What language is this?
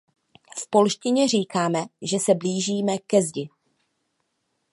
Czech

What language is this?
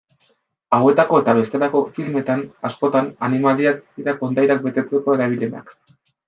Basque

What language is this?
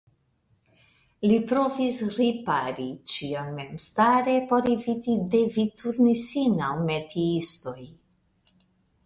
Esperanto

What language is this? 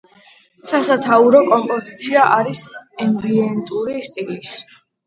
Georgian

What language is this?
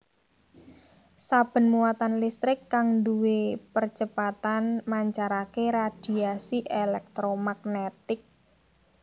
Javanese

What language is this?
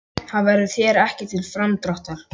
Icelandic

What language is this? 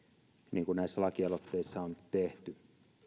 Finnish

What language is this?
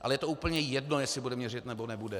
Czech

